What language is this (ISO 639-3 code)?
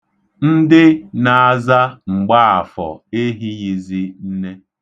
ibo